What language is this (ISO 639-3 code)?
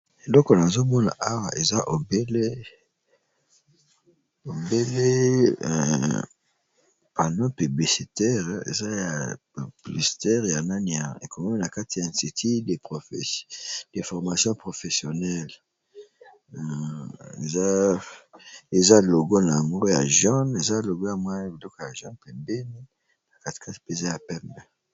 lin